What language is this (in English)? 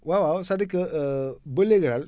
Wolof